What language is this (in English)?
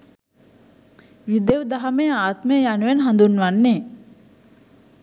Sinhala